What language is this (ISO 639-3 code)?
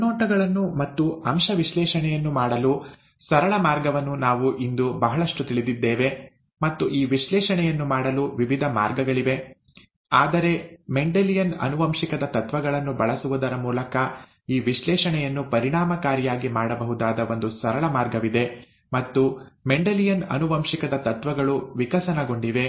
kan